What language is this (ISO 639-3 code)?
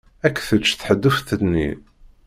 kab